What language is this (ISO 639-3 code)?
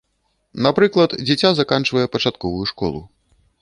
bel